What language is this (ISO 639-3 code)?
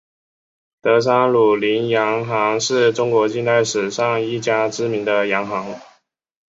zho